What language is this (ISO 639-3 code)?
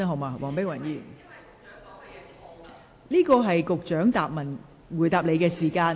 yue